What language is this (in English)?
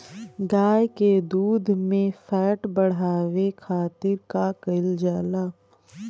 Bhojpuri